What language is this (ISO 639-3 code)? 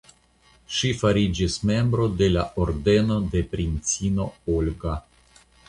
epo